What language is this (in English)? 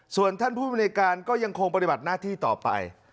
Thai